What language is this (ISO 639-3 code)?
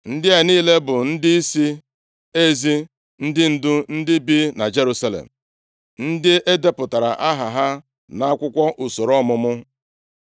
ibo